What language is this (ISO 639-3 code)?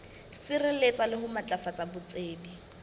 sot